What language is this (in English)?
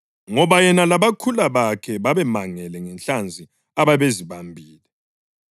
North Ndebele